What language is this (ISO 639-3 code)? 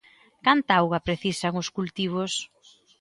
glg